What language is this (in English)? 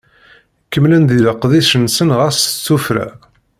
Kabyle